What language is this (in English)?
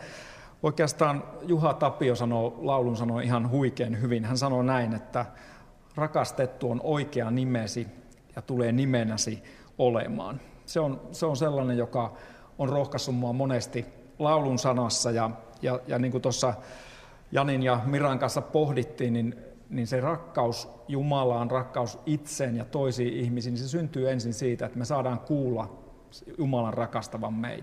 Finnish